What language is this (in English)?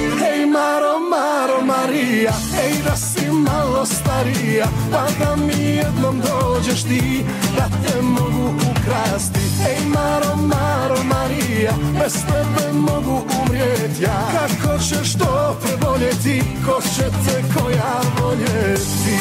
Croatian